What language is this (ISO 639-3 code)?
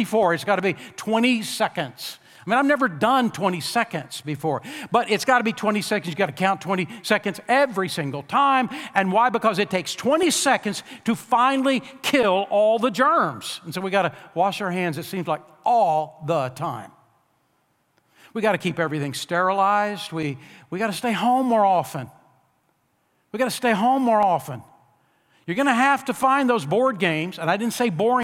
eng